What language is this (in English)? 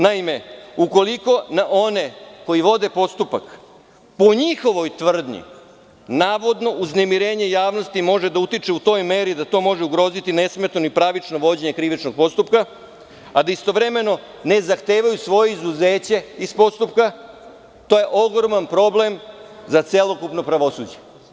Serbian